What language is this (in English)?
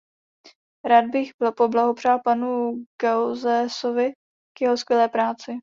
Czech